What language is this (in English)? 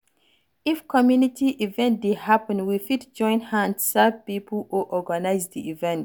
Nigerian Pidgin